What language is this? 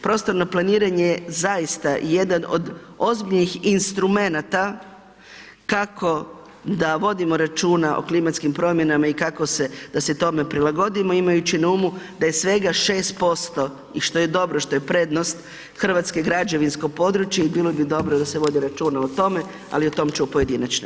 Croatian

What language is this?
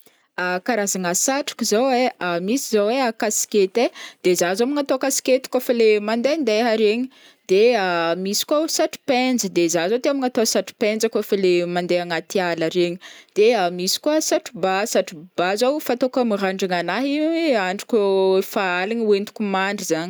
Northern Betsimisaraka Malagasy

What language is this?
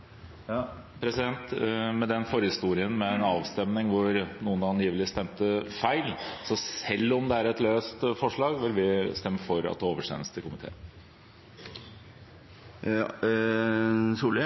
Norwegian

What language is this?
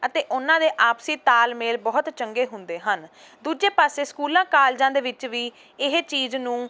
Punjabi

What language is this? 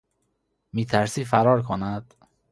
Persian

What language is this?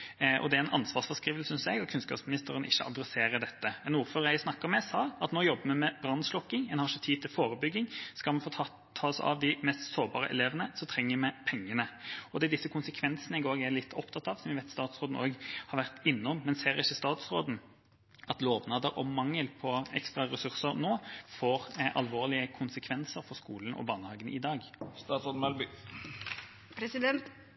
Norwegian Bokmål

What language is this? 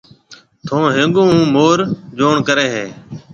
Marwari (Pakistan)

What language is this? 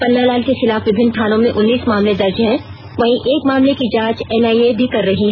Hindi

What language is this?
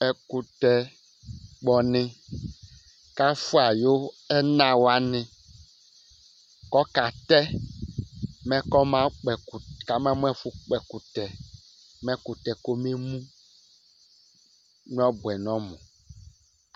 Ikposo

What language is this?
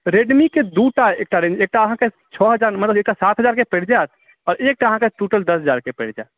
Maithili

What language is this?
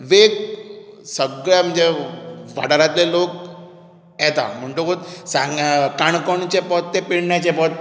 Konkani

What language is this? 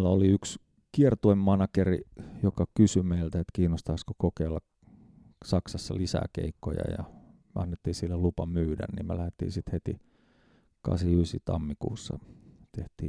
Finnish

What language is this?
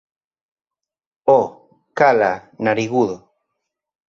Galician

